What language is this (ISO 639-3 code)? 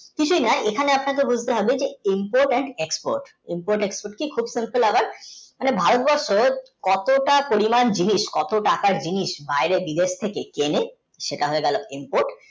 ben